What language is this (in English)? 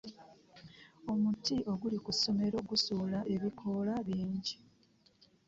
Ganda